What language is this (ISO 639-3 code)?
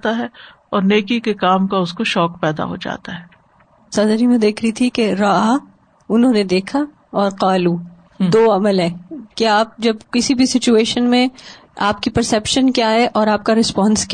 urd